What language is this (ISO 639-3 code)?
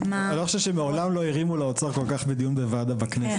heb